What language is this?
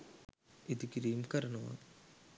Sinhala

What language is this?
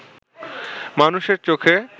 Bangla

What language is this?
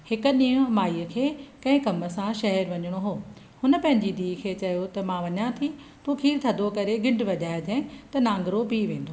Sindhi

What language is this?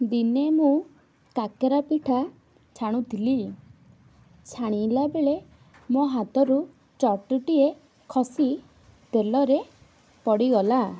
Odia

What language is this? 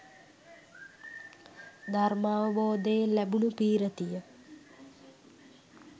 Sinhala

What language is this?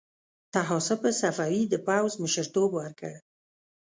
Pashto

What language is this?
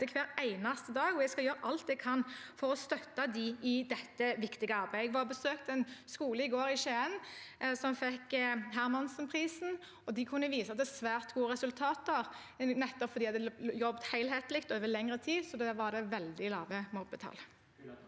Norwegian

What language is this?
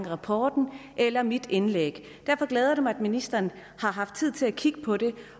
Danish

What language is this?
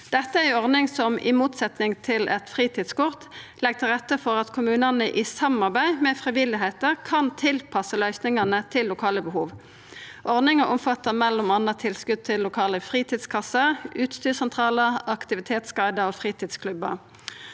Norwegian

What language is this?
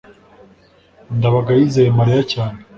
Kinyarwanda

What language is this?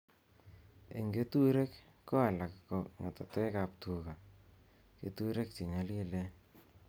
Kalenjin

